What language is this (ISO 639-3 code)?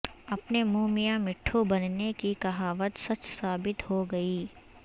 urd